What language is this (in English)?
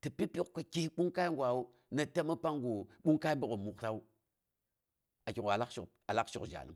Boghom